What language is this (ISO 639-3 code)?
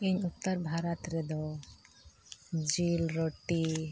sat